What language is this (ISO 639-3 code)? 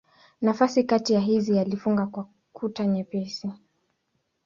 swa